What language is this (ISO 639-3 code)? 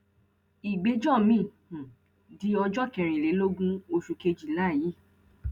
yor